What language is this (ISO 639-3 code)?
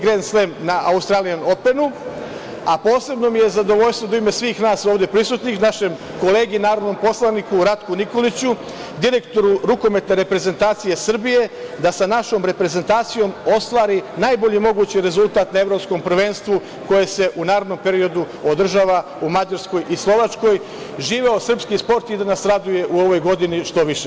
srp